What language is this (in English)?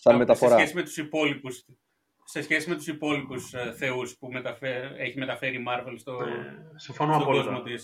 Greek